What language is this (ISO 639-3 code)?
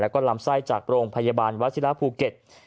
tha